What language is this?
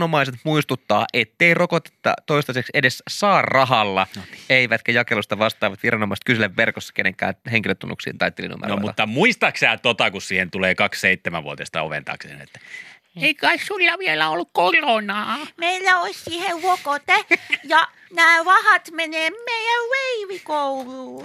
Finnish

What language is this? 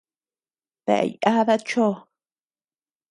Tepeuxila Cuicatec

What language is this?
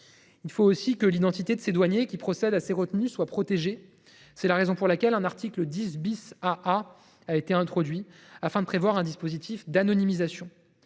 French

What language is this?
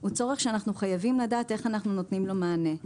Hebrew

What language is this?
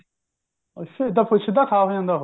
Punjabi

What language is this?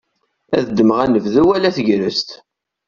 Kabyle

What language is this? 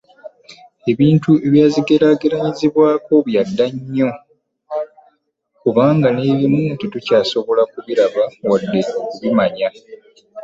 Ganda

